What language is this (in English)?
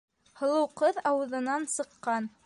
Bashkir